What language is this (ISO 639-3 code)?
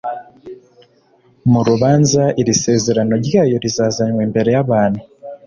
kin